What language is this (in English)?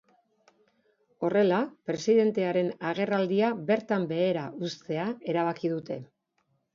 Basque